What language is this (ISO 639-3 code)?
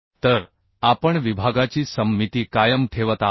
mar